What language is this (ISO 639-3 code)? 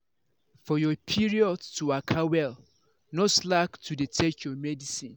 pcm